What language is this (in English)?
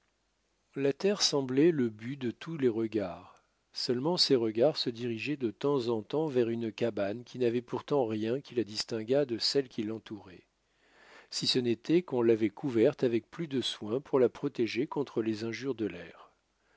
French